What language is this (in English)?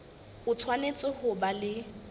Southern Sotho